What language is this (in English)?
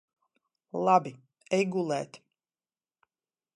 Latvian